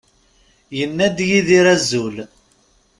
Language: Kabyle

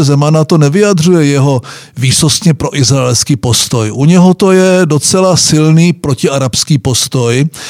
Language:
Czech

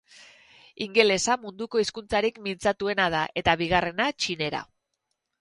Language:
Basque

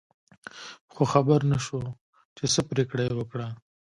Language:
Pashto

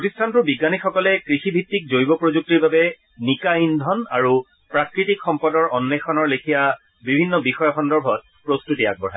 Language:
Assamese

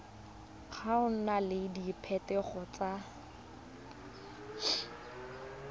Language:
Tswana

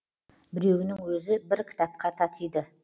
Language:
Kazakh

